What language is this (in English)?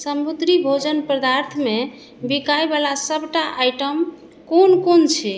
Maithili